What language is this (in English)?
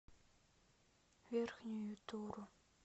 Russian